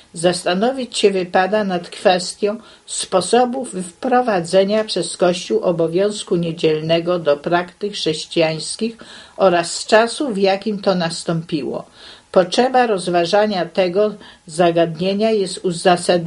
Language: Polish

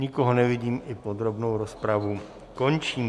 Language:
Czech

